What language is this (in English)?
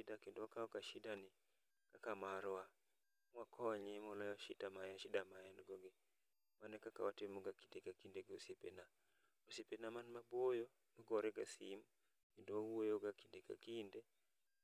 Luo (Kenya and Tanzania)